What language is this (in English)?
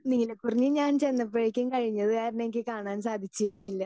Malayalam